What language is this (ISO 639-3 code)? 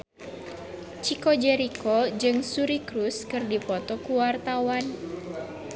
sun